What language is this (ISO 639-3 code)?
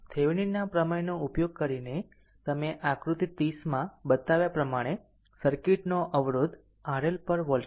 guj